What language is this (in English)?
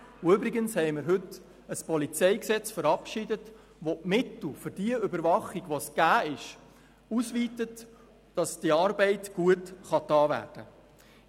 Swiss German